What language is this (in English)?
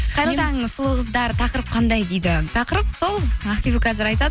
Kazakh